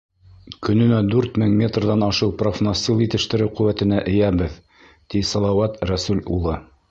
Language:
Bashkir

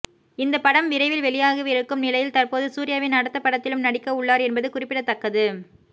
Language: Tamil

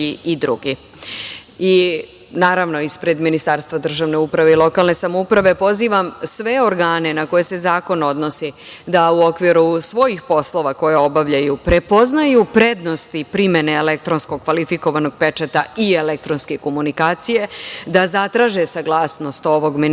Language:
Serbian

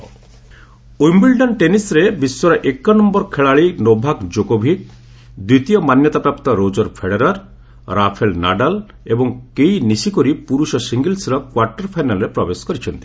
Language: Odia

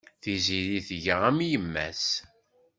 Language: Kabyle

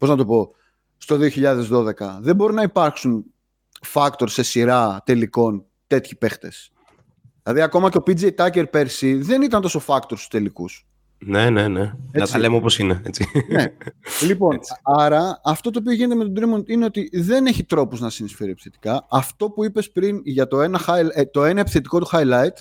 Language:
Greek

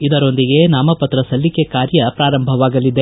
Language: Kannada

